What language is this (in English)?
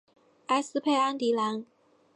Chinese